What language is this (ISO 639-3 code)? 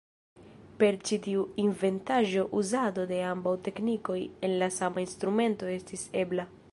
epo